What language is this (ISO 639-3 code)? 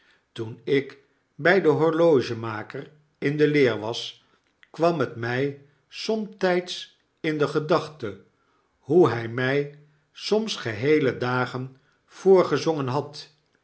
nld